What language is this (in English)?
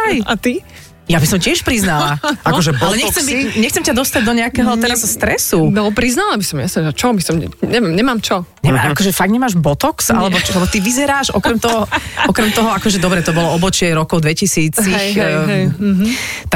Slovak